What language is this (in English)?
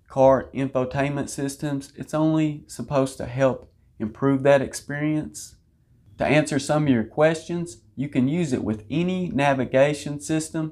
English